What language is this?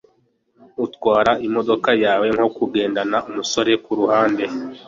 Kinyarwanda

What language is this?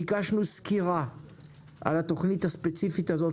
Hebrew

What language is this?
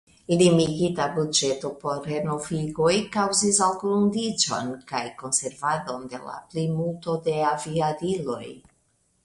Esperanto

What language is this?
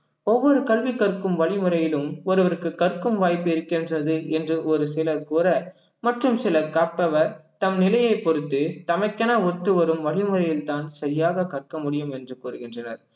Tamil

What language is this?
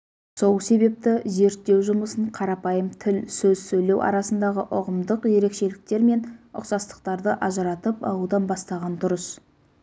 Kazakh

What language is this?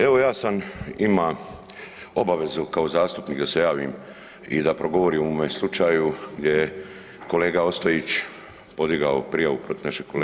Croatian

